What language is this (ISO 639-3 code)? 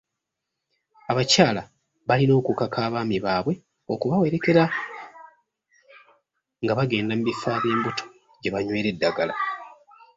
lug